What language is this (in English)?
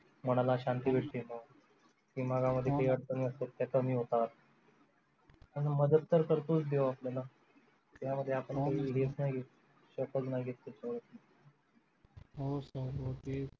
Marathi